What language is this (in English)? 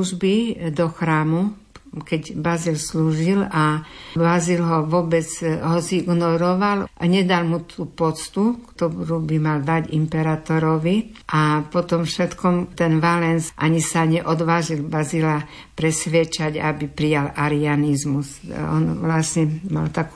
Slovak